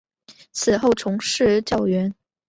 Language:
Chinese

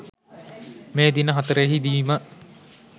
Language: Sinhala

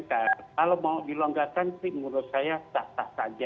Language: Indonesian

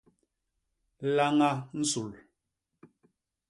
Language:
Basaa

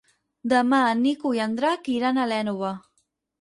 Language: Catalan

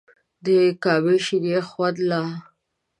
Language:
Pashto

